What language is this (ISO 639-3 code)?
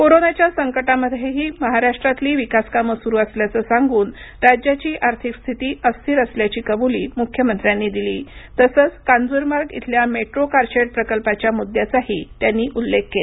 mar